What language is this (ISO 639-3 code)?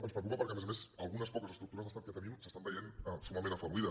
cat